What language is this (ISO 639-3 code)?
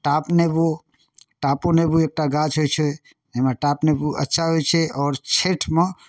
mai